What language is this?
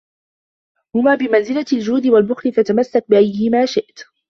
Arabic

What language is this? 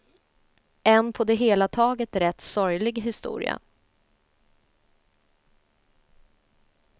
Swedish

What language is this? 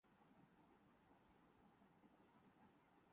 Urdu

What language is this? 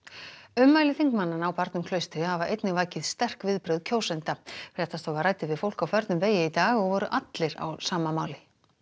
Icelandic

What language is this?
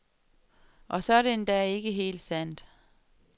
Danish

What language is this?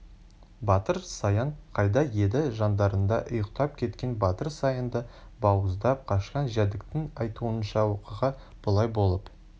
Kazakh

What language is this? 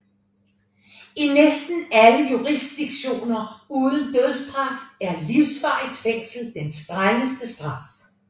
Danish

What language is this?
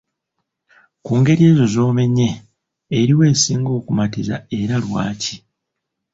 Ganda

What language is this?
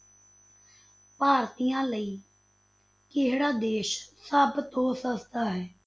Punjabi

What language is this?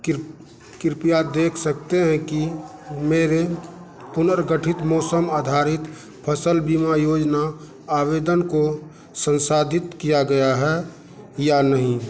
Hindi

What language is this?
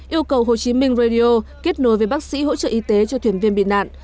Vietnamese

